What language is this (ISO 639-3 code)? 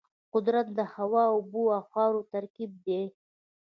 pus